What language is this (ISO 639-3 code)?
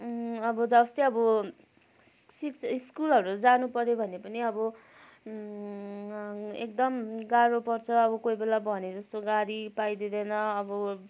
nep